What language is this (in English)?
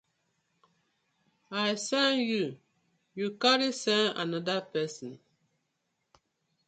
Nigerian Pidgin